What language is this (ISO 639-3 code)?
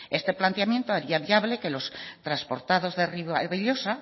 spa